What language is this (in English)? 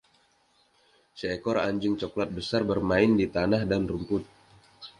Indonesian